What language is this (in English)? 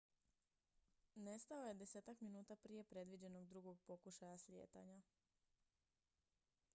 Croatian